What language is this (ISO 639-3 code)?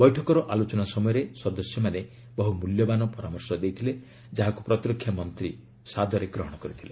ori